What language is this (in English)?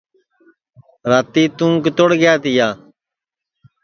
Sansi